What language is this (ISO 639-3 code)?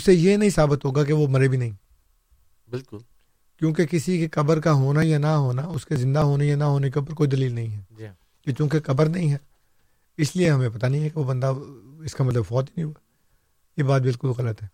urd